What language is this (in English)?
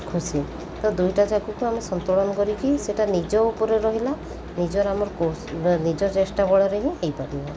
Odia